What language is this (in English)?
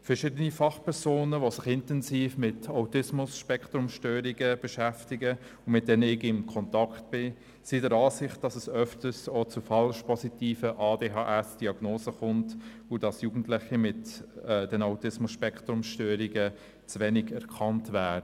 Swiss German